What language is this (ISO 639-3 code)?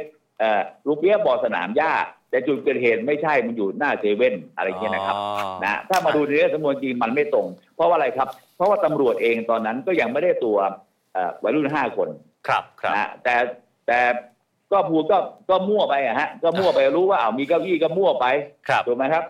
tha